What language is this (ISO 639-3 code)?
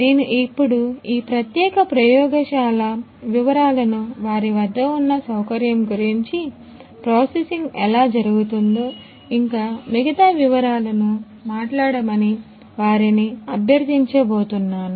tel